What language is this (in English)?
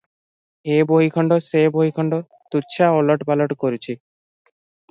Odia